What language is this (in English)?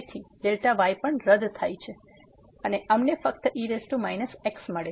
Gujarati